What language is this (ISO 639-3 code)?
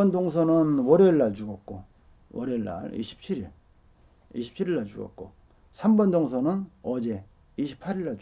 kor